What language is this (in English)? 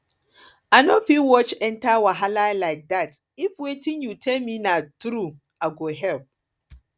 Nigerian Pidgin